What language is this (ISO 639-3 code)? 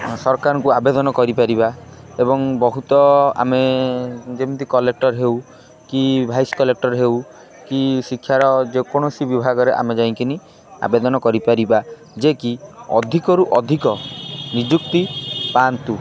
ori